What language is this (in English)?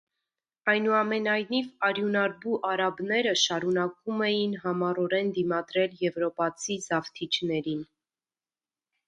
Armenian